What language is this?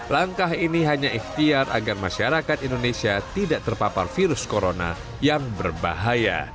Indonesian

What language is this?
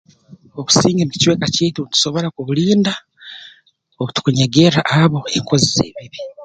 Tooro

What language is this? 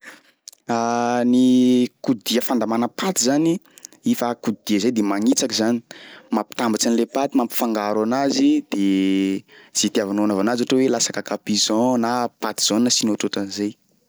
Sakalava Malagasy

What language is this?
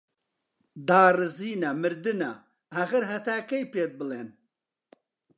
Central Kurdish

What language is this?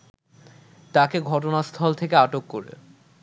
Bangla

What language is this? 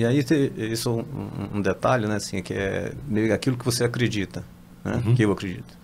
Portuguese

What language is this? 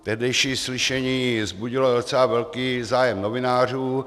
Czech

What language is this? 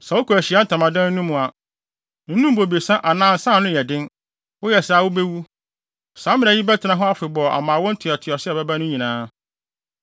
Akan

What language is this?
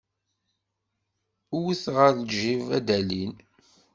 Kabyle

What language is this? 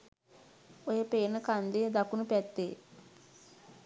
Sinhala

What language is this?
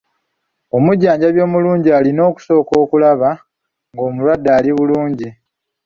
Ganda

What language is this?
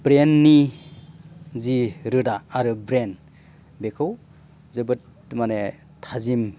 Bodo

